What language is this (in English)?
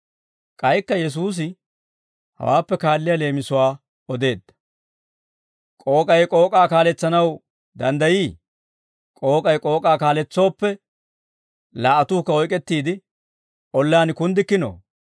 Dawro